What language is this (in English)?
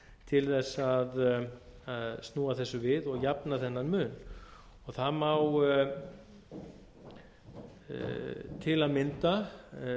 Icelandic